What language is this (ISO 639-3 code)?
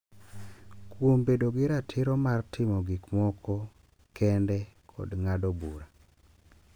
luo